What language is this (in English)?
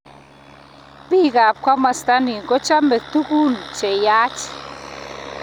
Kalenjin